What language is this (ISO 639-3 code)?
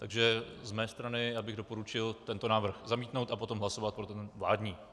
ces